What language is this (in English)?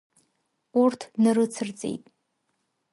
Abkhazian